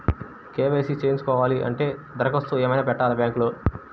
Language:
Telugu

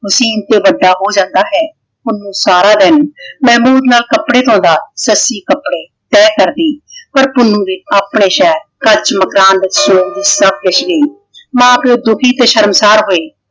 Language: Punjabi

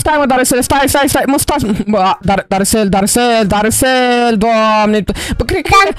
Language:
Romanian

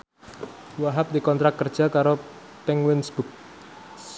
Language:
Javanese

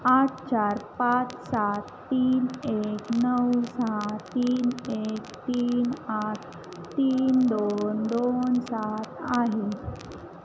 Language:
Marathi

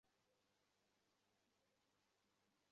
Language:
Bangla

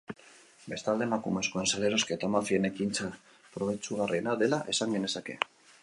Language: Basque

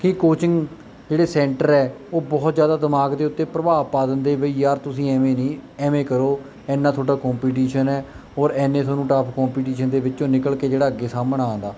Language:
Punjabi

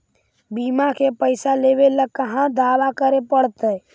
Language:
Magahi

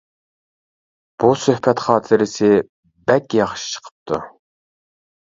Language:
Uyghur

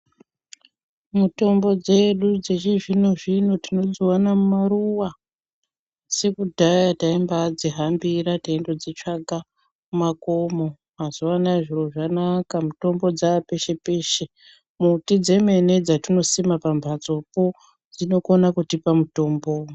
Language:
Ndau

